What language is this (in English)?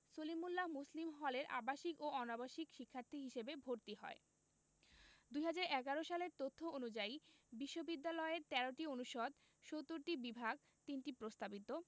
Bangla